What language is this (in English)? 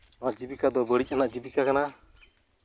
Santali